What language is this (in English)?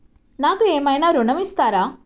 Telugu